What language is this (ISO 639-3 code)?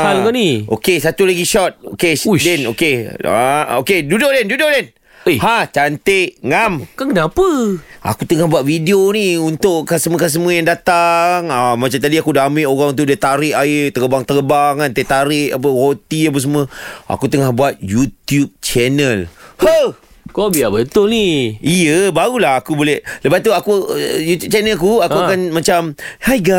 msa